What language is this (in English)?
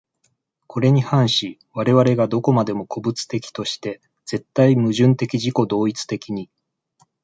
Japanese